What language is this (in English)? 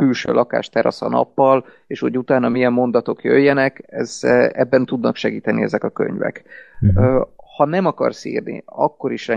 Hungarian